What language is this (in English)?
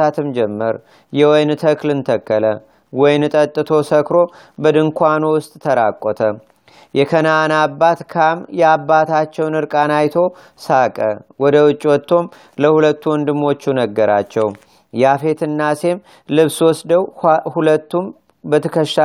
Amharic